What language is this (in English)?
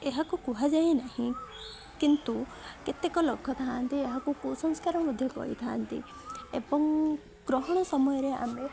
Odia